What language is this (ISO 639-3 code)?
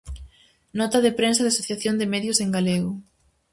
glg